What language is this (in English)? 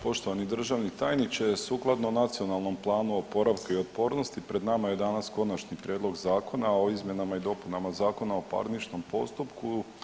Croatian